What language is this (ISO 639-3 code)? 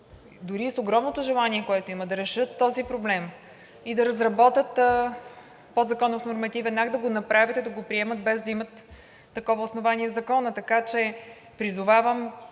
bul